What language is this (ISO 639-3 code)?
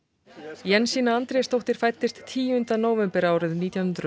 isl